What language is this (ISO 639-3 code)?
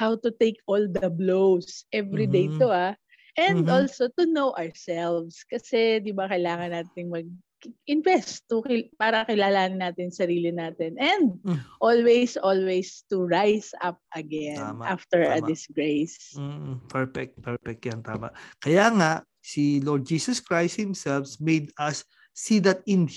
fil